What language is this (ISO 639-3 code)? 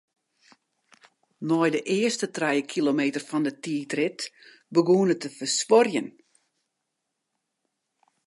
fry